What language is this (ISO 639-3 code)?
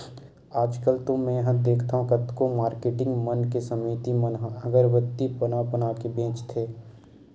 hne